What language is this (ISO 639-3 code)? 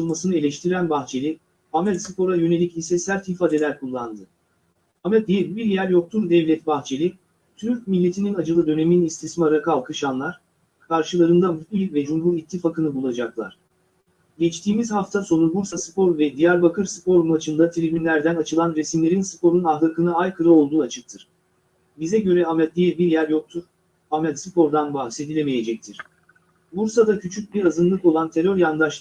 tur